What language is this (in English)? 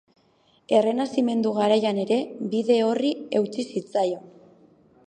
Basque